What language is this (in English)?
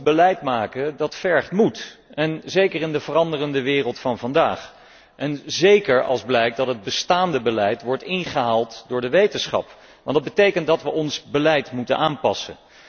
Dutch